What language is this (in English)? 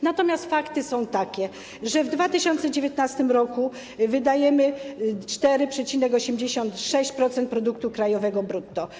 Polish